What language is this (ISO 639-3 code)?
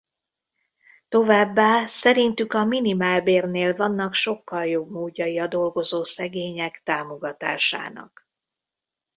hun